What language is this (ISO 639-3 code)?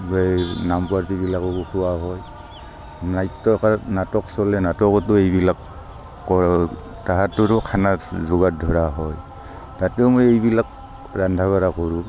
asm